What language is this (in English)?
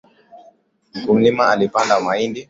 Swahili